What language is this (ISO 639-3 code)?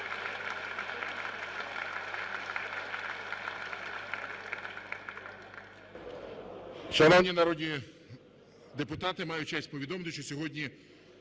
ukr